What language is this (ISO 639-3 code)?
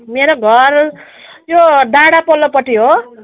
nep